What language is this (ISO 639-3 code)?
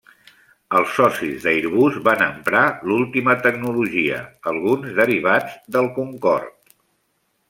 cat